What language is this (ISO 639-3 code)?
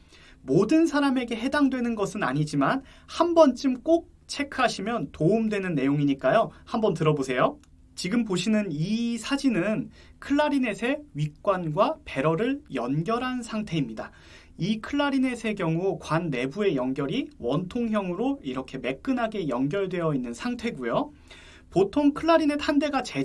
kor